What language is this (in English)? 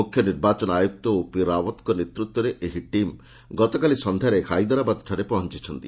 Odia